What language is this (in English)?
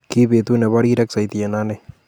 Kalenjin